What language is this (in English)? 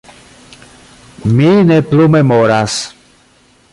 Esperanto